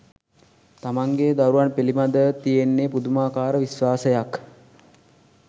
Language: Sinhala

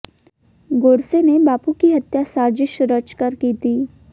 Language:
Hindi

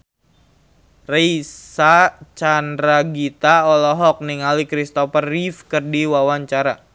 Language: Sundanese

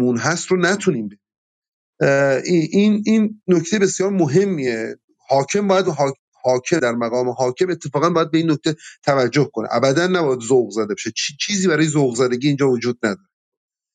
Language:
Persian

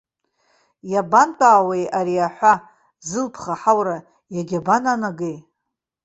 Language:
Abkhazian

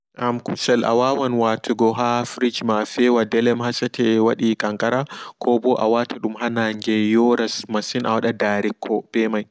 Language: Fula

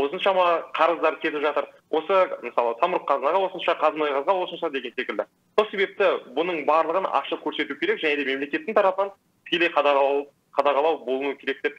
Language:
Turkish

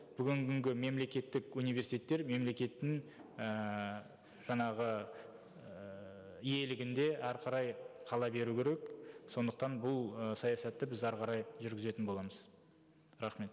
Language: Kazakh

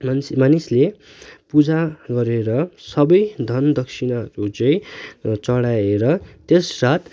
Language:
Nepali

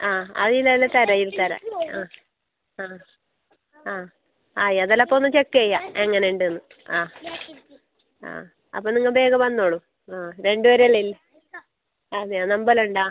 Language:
Malayalam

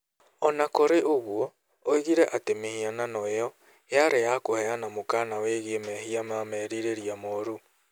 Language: Kikuyu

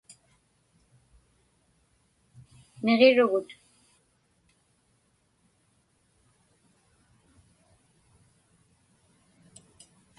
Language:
Inupiaq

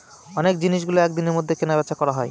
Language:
Bangla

